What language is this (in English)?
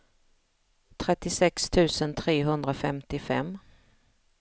Swedish